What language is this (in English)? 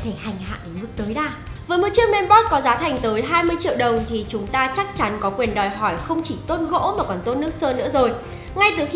Vietnamese